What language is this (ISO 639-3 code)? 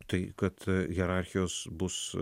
lit